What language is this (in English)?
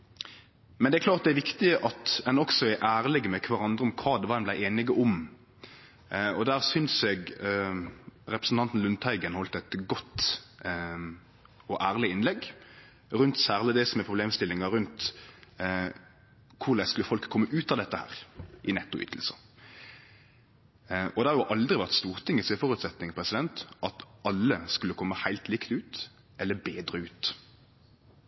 Norwegian Nynorsk